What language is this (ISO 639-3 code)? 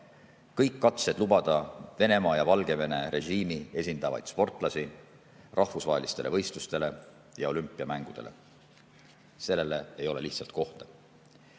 est